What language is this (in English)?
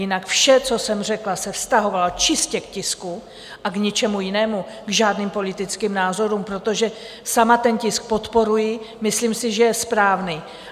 Czech